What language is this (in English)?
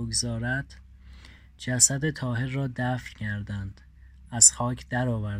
Persian